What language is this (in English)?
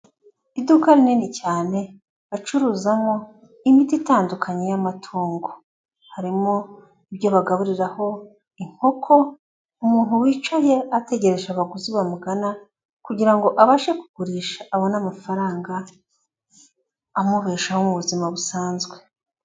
Kinyarwanda